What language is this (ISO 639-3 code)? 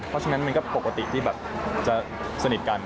tha